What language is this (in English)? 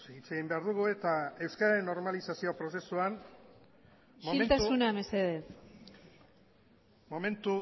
Basque